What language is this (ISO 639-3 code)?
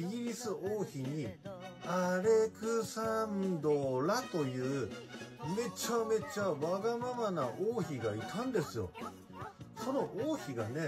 jpn